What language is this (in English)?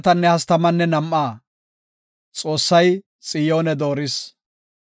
Gofa